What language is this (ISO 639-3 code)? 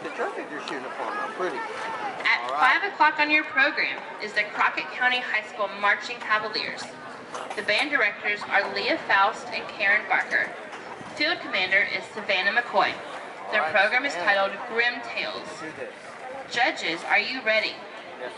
eng